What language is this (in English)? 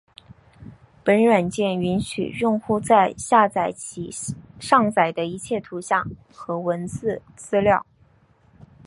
Chinese